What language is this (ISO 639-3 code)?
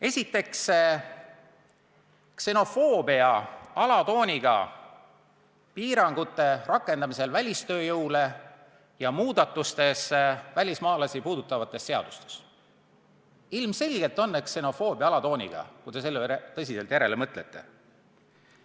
est